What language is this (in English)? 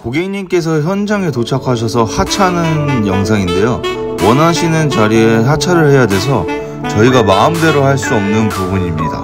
Korean